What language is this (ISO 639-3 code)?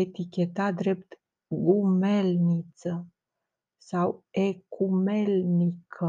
ron